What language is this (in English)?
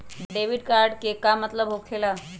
Magahi